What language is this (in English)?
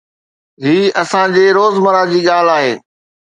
Sindhi